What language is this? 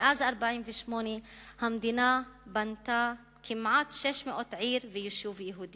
Hebrew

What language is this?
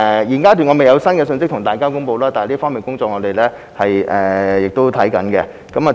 Cantonese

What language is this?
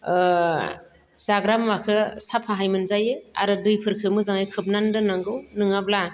Bodo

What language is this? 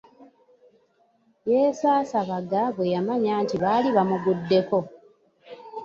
Ganda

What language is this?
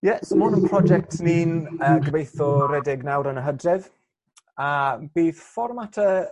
Welsh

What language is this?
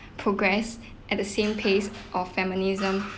English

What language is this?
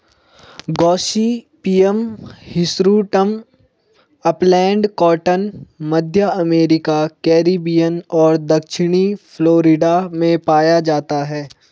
Hindi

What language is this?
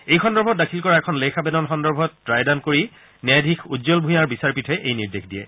Assamese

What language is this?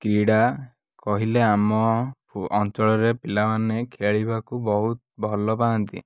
Odia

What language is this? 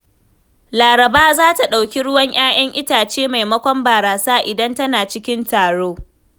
Hausa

